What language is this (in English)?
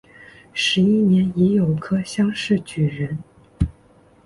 Chinese